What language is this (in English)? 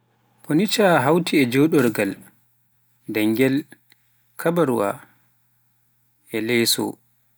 Pular